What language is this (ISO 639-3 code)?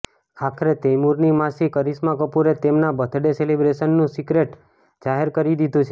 guj